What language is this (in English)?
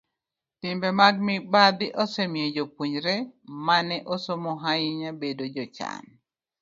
Luo (Kenya and Tanzania)